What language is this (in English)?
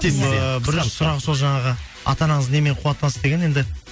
Kazakh